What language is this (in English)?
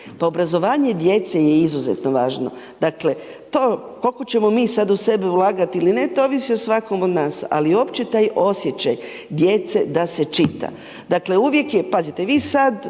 Croatian